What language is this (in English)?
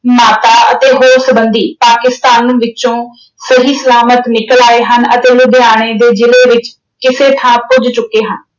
Punjabi